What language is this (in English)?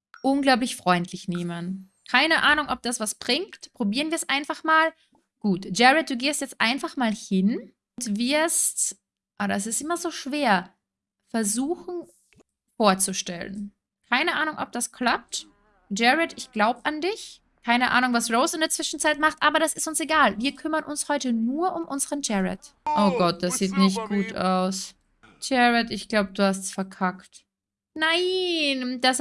German